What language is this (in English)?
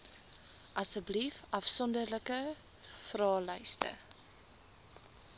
Afrikaans